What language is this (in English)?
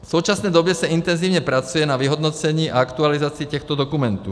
Czech